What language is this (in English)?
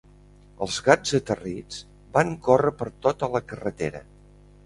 Catalan